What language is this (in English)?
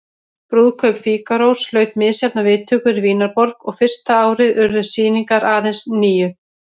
Icelandic